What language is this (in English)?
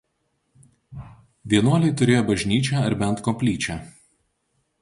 Lithuanian